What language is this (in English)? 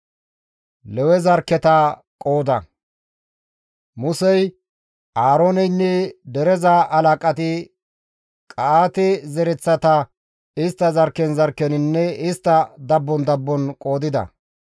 Gamo